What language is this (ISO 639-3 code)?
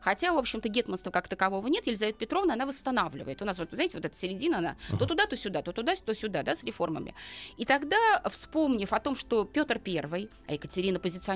rus